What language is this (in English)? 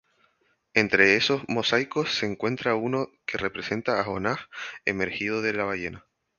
Spanish